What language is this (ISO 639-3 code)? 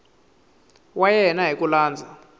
tso